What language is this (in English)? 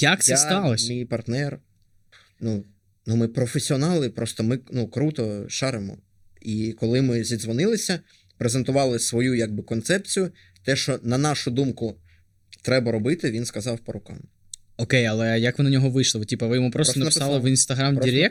Ukrainian